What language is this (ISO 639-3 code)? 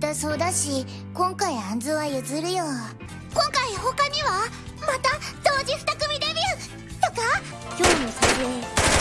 jpn